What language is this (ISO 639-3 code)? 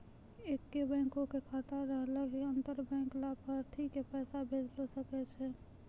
mai